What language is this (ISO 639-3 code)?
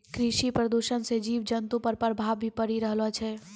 mai